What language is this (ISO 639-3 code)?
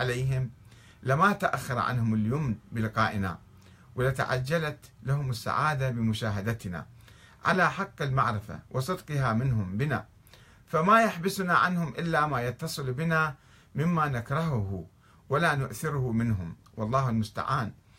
ara